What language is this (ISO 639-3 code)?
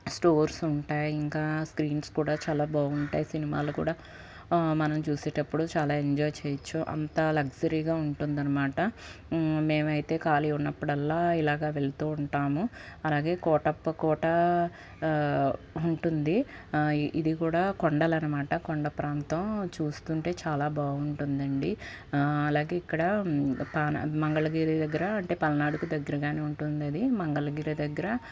tel